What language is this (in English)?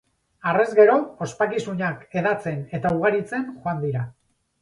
Basque